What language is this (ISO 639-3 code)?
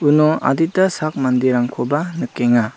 grt